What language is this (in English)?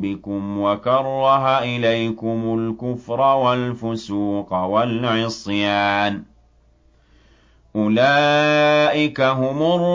Arabic